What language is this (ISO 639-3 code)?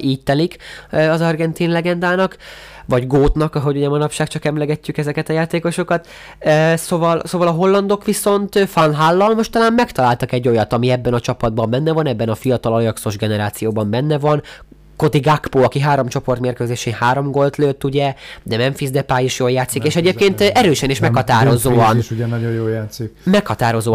hun